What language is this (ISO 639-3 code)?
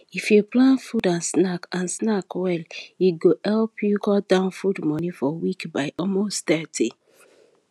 pcm